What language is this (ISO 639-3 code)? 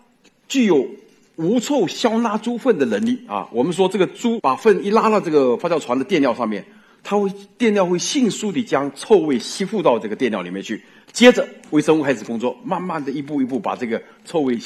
zho